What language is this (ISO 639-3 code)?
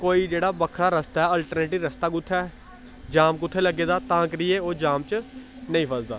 doi